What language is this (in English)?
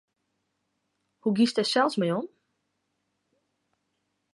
Western Frisian